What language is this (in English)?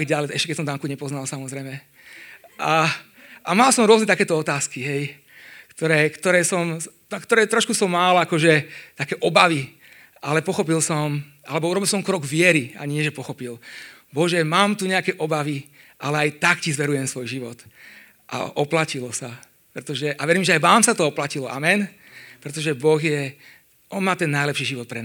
Slovak